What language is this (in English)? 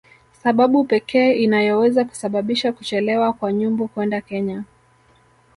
Swahili